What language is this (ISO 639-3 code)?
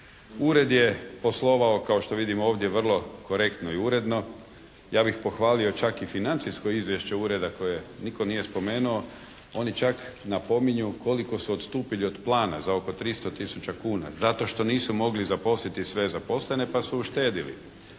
hrv